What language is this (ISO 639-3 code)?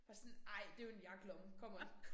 dan